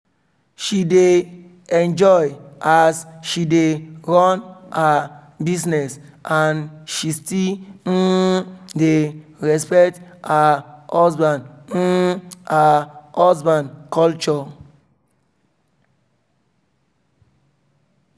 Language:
Nigerian Pidgin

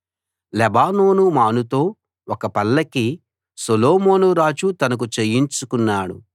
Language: Telugu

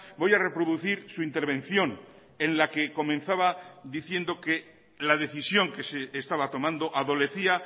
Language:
Spanish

